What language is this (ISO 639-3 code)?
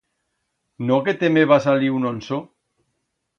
arg